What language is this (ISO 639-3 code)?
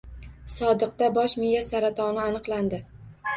uzb